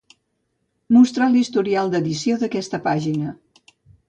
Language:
Catalan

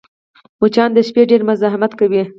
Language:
Pashto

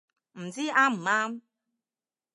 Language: Cantonese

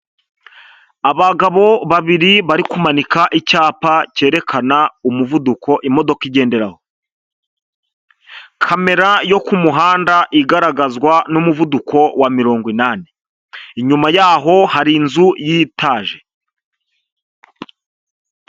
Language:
Kinyarwanda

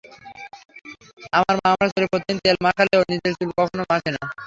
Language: Bangla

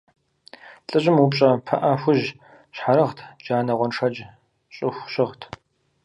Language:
Kabardian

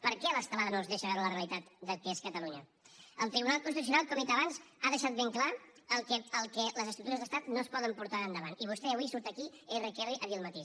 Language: Catalan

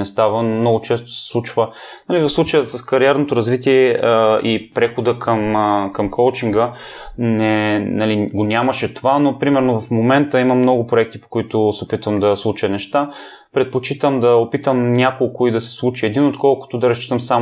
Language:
Bulgarian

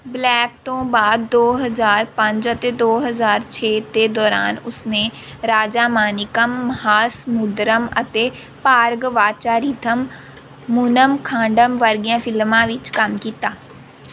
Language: Punjabi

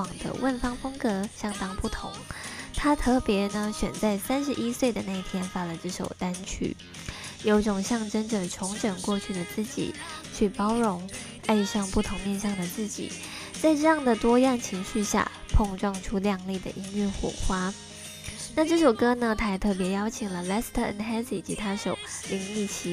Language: Chinese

